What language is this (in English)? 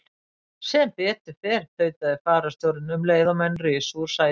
Icelandic